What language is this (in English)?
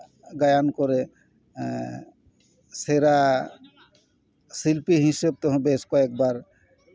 Santali